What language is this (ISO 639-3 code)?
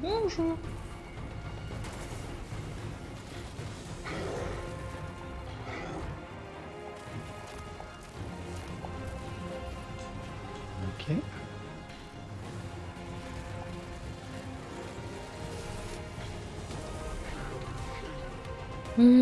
fra